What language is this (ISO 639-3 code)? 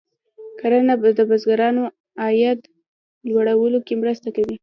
pus